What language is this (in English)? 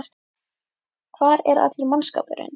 Icelandic